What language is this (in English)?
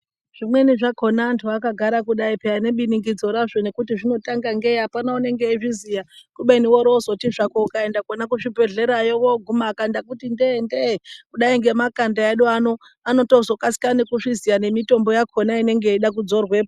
Ndau